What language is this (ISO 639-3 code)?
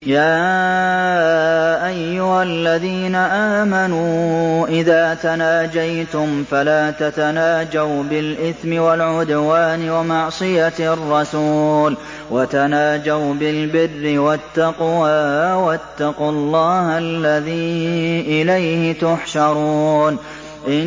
ara